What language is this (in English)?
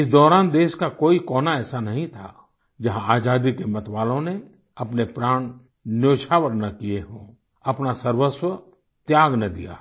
Hindi